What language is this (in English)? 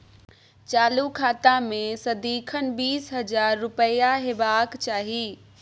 Maithili